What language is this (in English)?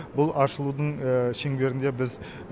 Kazakh